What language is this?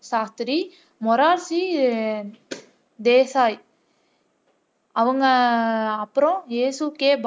Tamil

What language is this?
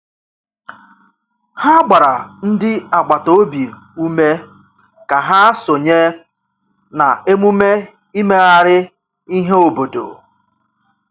Igbo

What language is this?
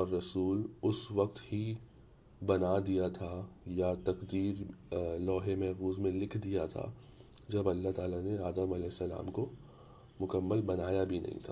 Urdu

